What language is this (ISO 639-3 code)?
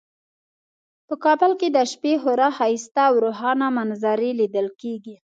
pus